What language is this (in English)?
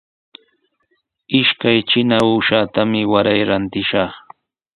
Sihuas Ancash Quechua